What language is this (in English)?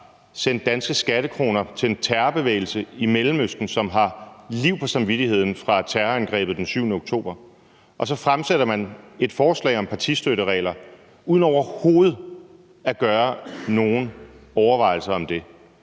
Danish